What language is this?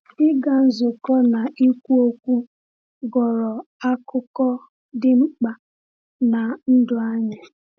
Igbo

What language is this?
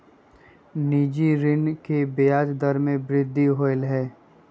Magahi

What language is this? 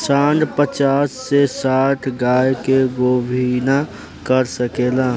Bhojpuri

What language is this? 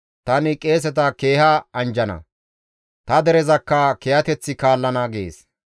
Gamo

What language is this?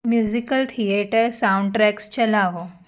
Gujarati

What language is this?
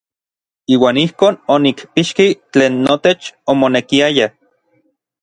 Orizaba Nahuatl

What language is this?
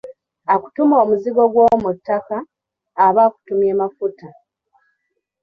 Ganda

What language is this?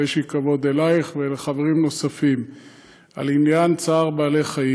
Hebrew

